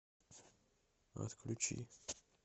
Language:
Russian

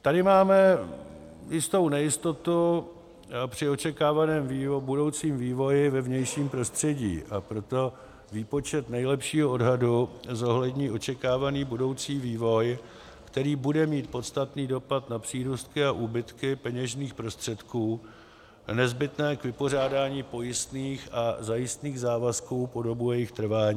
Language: Czech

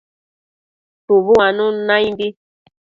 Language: Matsés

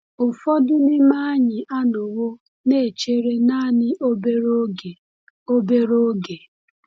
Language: Igbo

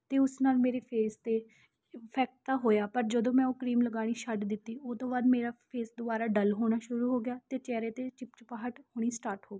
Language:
Punjabi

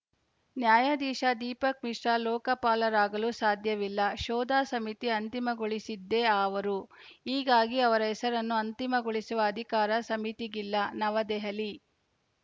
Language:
Kannada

